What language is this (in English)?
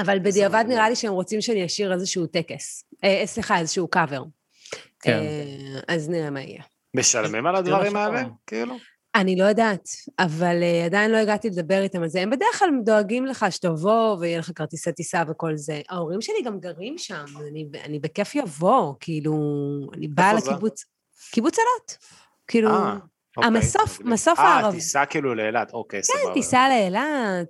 Hebrew